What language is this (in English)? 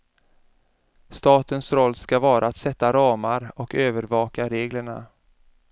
Swedish